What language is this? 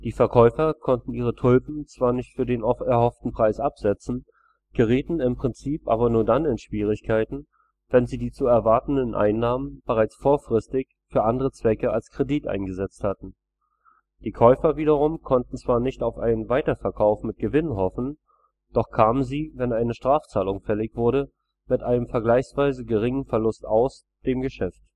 German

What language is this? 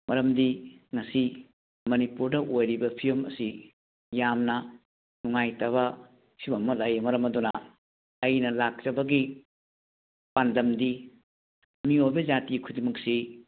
Manipuri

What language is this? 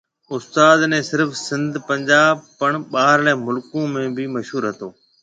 Marwari (Pakistan)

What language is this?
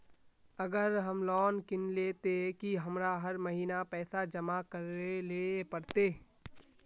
Magahi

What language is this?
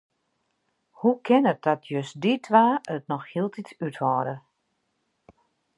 Western Frisian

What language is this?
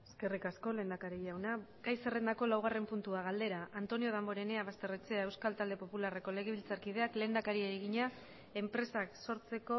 Basque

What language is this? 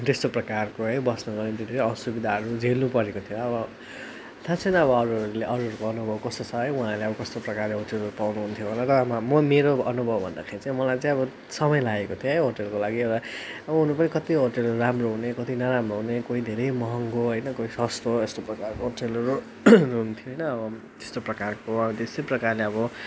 Nepali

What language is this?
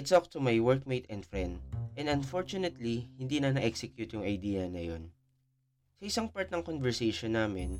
Filipino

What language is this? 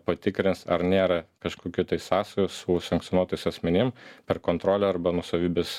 Lithuanian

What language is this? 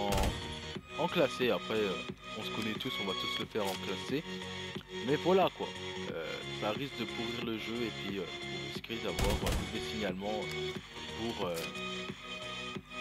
French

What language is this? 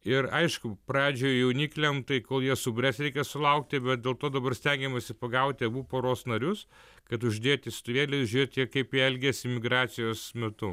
Lithuanian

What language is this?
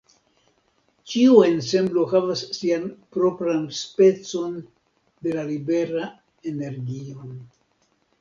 Esperanto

